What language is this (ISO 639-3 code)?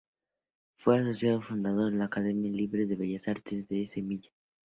spa